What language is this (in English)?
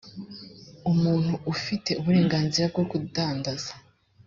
Kinyarwanda